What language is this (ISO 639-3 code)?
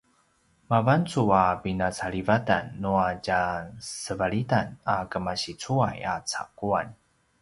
pwn